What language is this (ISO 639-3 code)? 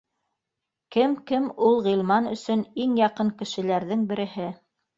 bak